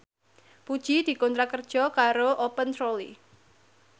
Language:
Javanese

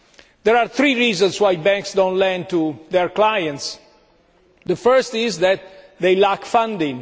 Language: English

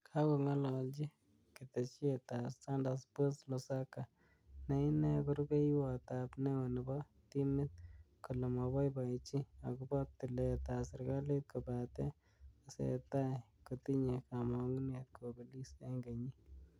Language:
Kalenjin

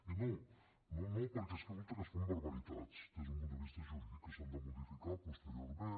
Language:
Catalan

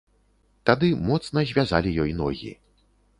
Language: Belarusian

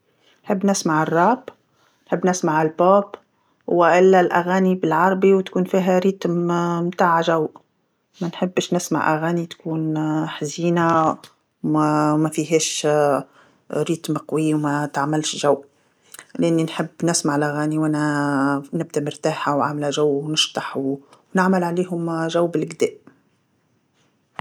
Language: Tunisian Arabic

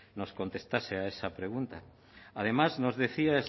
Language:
Spanish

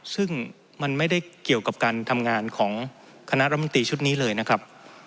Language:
Thai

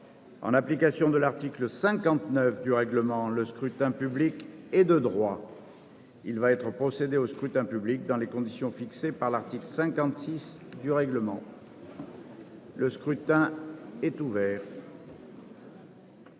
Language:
French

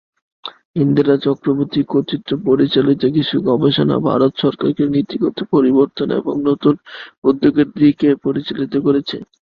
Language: Bangla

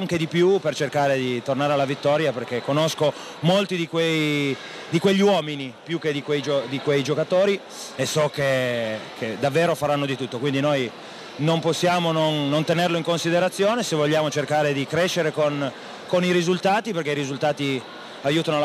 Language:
Italian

